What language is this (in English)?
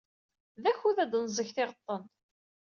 Kabyle